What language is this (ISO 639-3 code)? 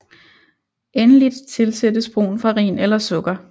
dan